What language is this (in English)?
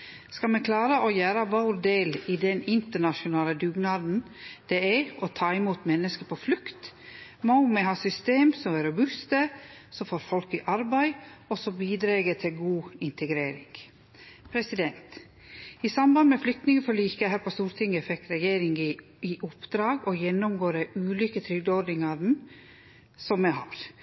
Norwegian Nynorsk